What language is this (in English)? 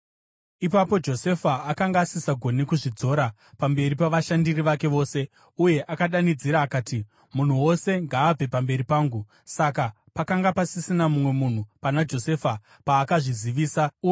Shona